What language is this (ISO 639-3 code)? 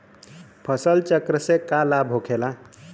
bho